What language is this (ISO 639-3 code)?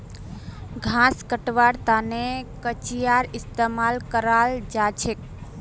mag